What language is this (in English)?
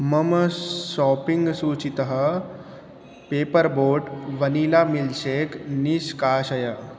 Sanskrit